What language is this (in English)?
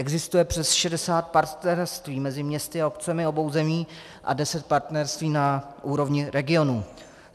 Czech